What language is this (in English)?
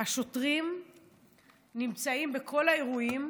Hebrew